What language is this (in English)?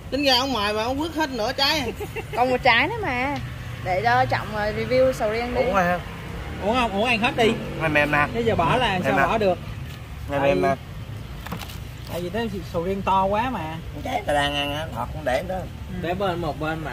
Vietnamese